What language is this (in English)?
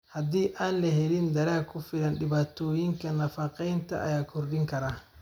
Somali